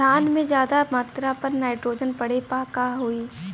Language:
Bhojpuri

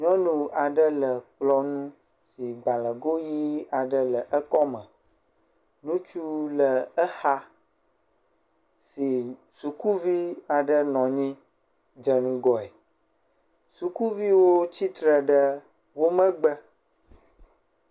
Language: Ewe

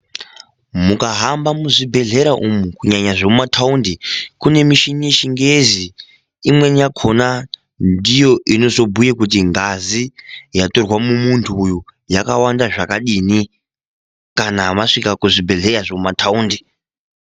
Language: Ndau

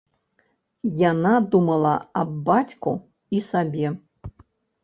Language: Belarusian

